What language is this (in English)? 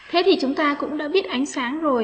Vietnamese